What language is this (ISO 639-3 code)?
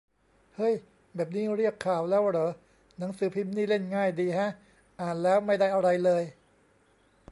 tha